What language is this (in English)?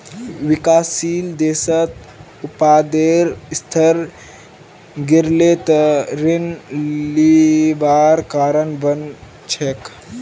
Magahi